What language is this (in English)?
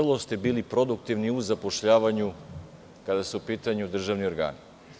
Serbian